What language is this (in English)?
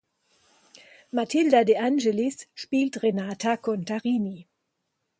German